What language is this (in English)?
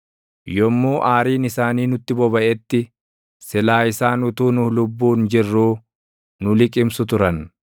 Oromo